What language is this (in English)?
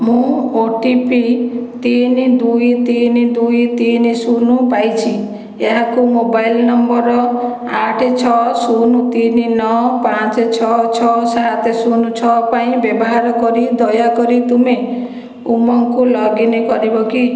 Odia